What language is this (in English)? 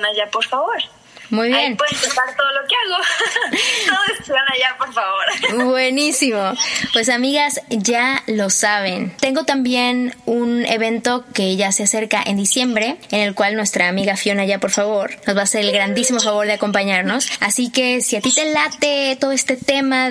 Spanish